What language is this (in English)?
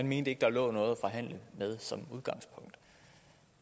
Danish